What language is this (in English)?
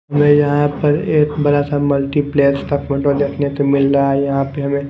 Hindi